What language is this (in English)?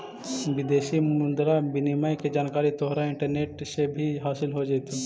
Magahi